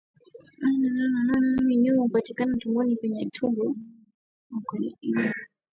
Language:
Swahili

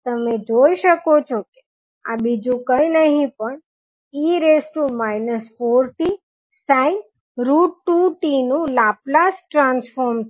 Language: Gujarati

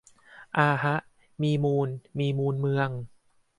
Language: Thai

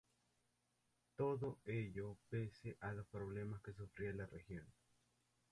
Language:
Spanish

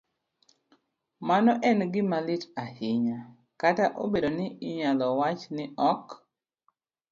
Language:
Luo (Kenya and Tanzania)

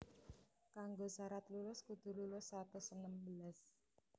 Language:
Javanese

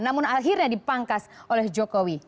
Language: Indonesian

